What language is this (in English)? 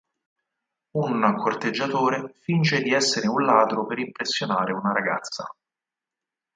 Italian